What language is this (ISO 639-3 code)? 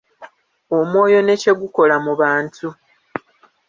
lug